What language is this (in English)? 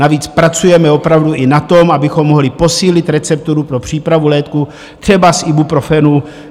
Czech